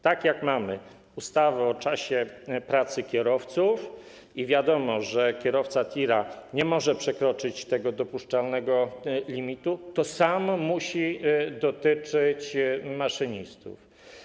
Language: Polish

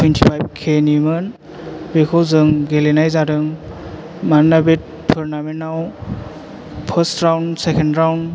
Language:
Bodo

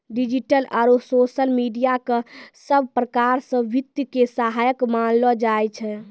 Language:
Maithili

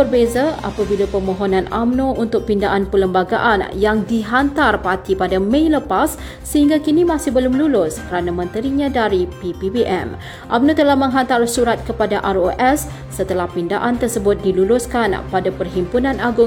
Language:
Malay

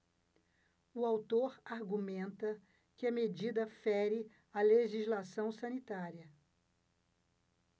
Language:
Portuguese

